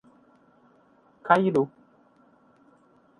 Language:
Portuguese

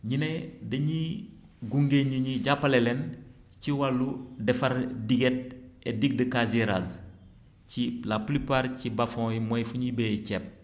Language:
Wolof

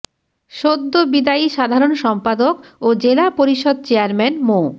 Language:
Bangla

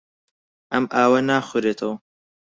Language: Central Kurdish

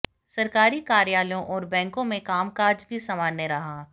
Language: Hindi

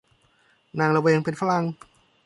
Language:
Thai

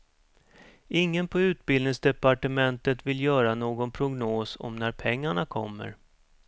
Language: Swedish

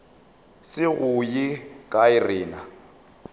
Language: Northern Sotho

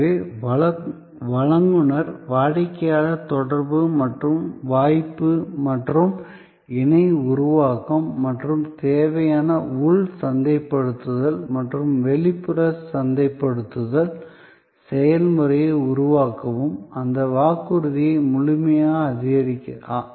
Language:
Tamil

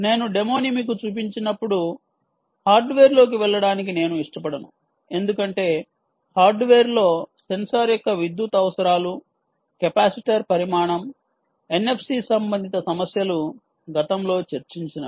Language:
Telugu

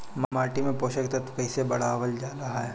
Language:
Bhojpuri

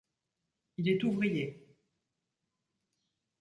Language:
French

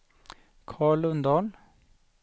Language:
Swedish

